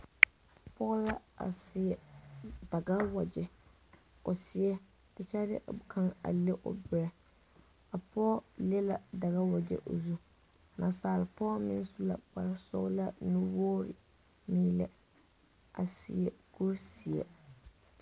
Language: Southern Dagaare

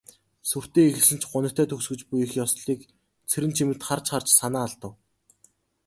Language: Mongolian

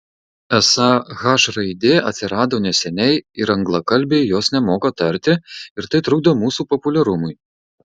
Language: Lithuanian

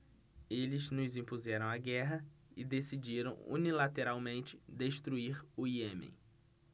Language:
Portuguese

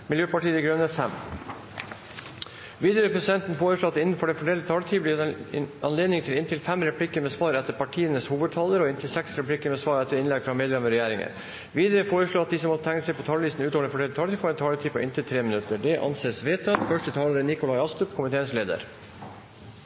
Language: Norwegian Bokmål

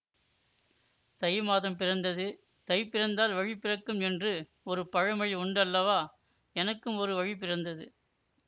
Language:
Tamil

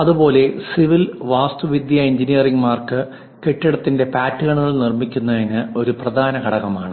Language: Malayalam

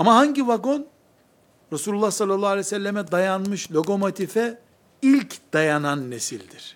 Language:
Turkish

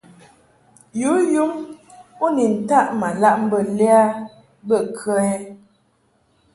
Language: Mungaka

